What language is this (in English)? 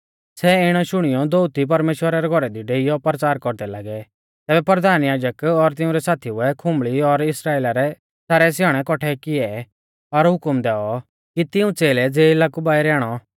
Mahasu Pahari